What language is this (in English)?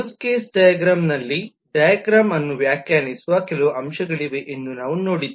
Kannada